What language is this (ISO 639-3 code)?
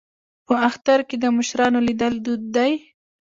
pus